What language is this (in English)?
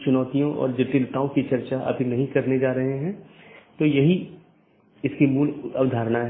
Hindi